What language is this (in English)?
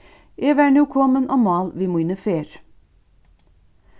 Faroese